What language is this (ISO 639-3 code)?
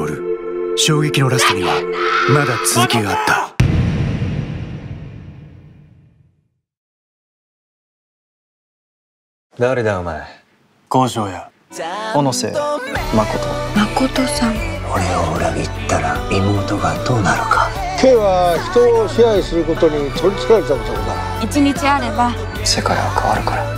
jpn